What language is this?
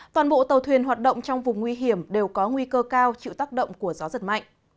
Vietnamese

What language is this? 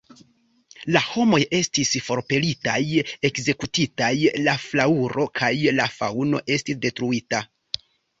Esperanto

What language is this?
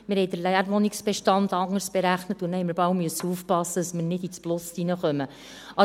Swiss German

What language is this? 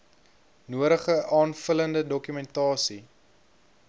Afrikaans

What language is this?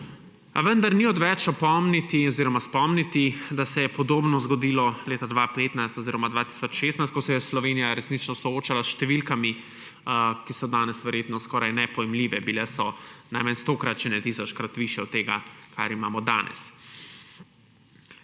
Slovenian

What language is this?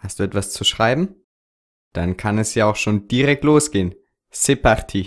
German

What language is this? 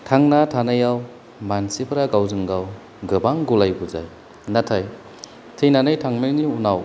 Bodo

